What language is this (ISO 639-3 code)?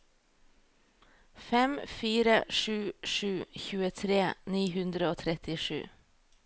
nor